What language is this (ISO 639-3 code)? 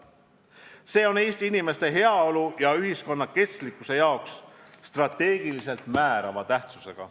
est